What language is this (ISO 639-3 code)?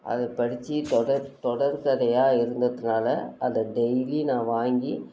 tam